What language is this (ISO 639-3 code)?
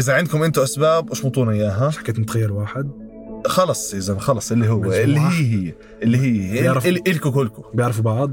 ara